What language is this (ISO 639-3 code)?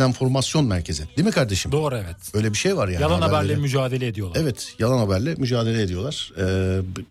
tur